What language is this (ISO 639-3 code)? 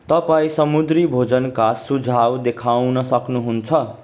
nep